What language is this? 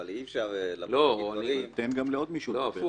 Hebrew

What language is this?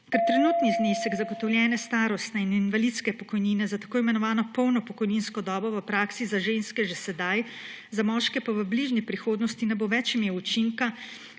Slovenian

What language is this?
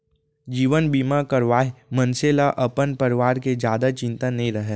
Chhattisgarhi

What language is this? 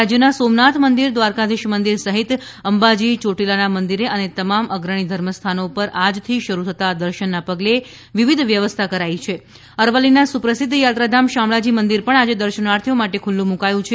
Gujarati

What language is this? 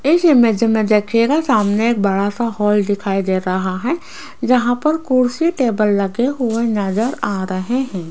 Hindi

